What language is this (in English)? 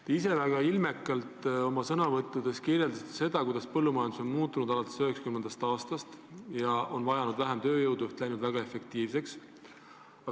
Estonian